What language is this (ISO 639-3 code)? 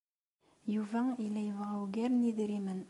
kab